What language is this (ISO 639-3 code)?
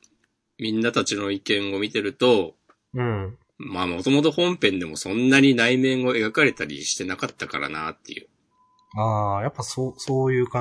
jpn